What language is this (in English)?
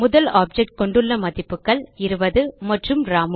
Tamil